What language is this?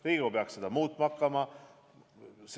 Estonian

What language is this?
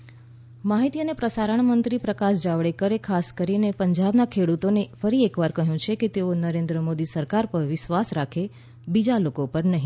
Gujarati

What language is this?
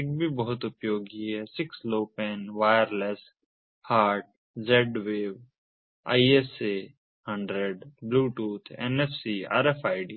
Hindi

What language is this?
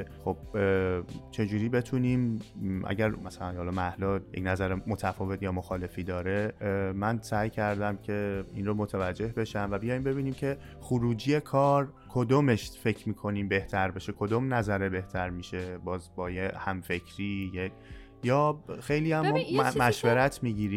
Persian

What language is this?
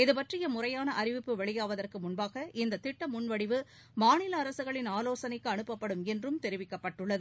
Tamil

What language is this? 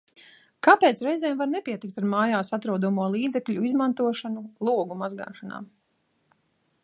Latvian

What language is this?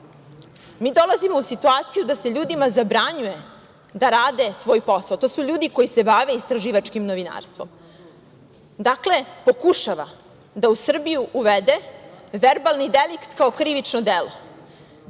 Serbian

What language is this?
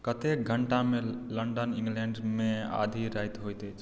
Maithili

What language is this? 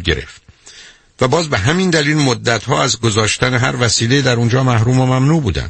Persian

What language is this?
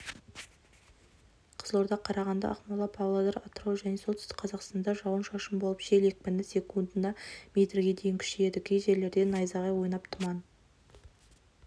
Kazakh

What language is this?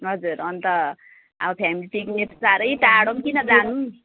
Nepali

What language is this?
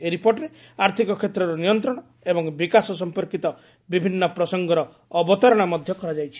Odia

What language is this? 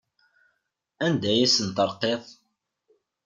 Kabyle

